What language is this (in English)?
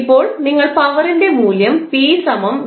Malayalam